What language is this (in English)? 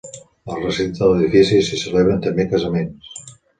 Catalan